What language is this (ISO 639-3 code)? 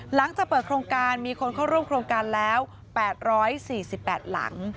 tha